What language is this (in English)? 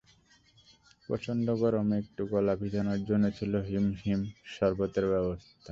Bangla